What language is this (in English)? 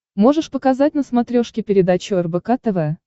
Russian